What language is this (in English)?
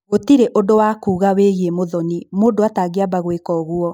Kikuyu